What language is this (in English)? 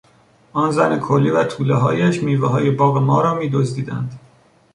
Persian